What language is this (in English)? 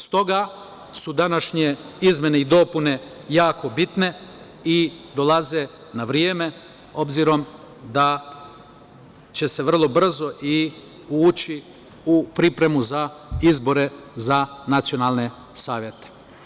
Serbian